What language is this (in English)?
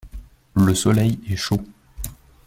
French